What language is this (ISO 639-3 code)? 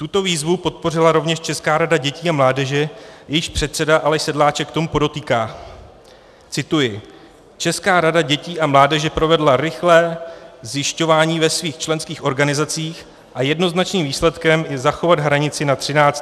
ces